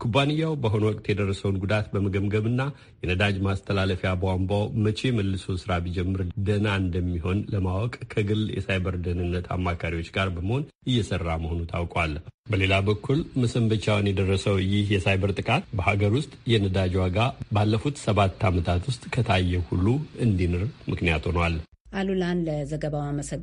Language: Romanian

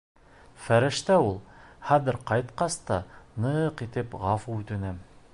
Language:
Bashkir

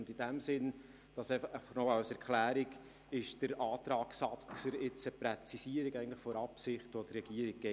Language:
Swiss German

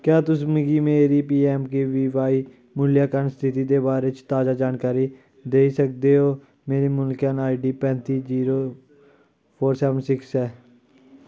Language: Dogri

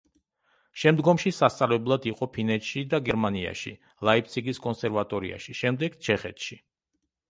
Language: Georgian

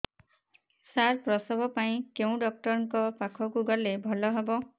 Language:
Odia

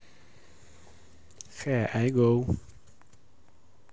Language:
Russian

